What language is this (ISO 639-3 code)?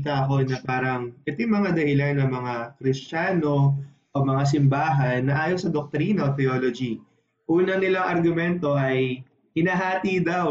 fil